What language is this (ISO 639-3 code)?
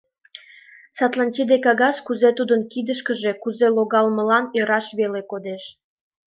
chm